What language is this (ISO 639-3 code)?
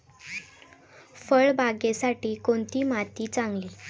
mar